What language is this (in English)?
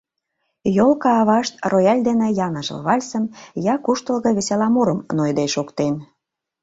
Mari